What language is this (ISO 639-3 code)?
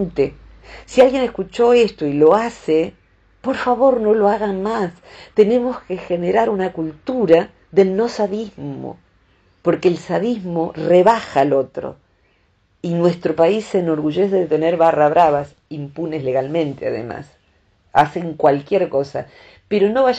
spa